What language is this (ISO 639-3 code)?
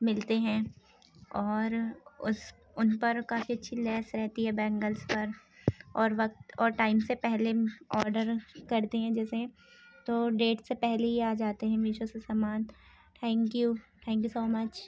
urd